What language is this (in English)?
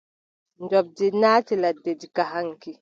Adamawa Fulfulde